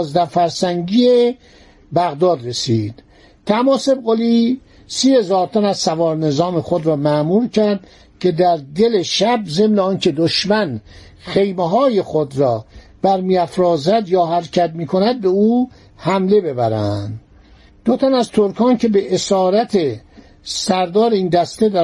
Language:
Persian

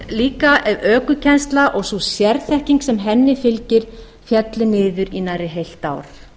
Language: Icelandic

